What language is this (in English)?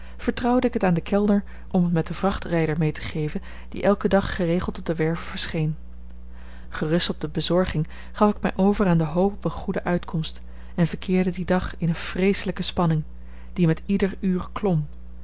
Dutch